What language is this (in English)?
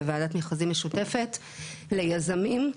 Hebrew